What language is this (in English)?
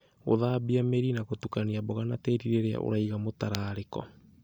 Kikuyu